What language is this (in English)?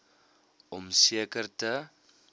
Afrikaans